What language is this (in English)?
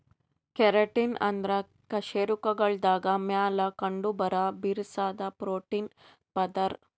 Kannada